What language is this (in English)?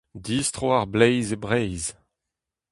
Breton